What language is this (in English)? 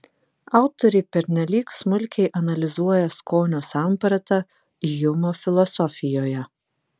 Lithuanian